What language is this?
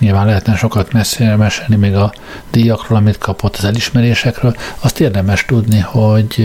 Hungarian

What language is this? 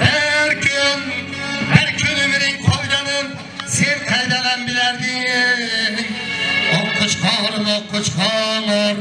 Turkish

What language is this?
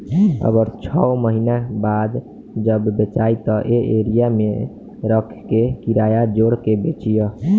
Bhojpuri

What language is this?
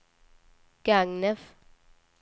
Swedish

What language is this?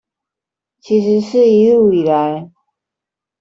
Chinese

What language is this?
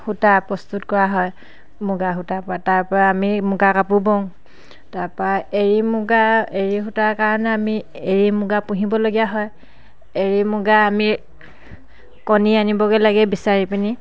Assamese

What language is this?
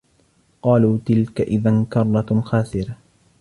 Arabic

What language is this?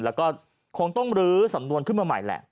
Thai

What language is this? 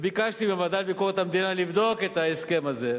Hebrew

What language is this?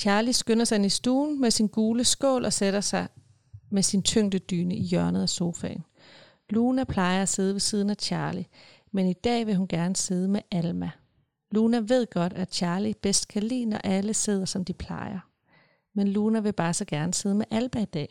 Danish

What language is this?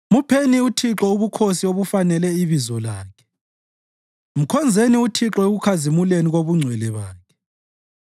North Ndebele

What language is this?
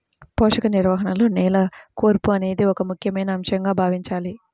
Telugu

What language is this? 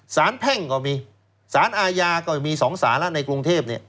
Thai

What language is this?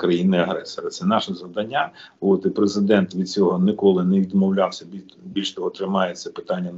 Ukrainian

